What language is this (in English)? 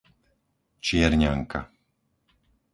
Slovak